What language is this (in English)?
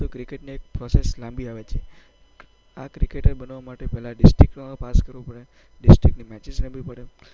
Gujarati